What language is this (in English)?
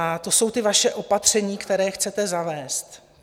Czech